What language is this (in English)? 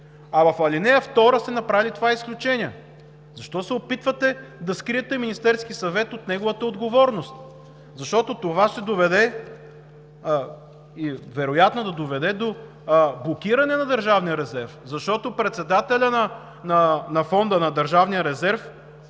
Bulgarian